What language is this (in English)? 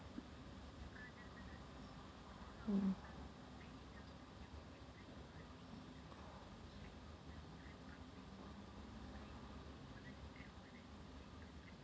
English